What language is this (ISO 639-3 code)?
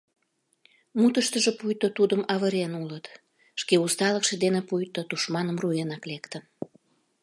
chm